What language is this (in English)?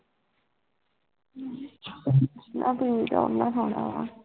Punjabi